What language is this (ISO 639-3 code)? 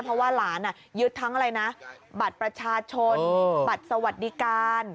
tha